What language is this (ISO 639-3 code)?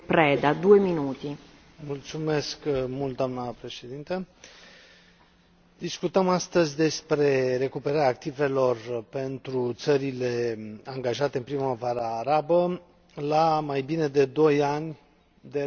ron